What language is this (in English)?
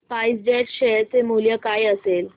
Marathi